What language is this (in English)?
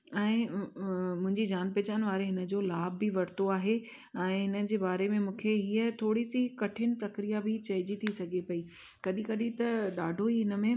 Sindhi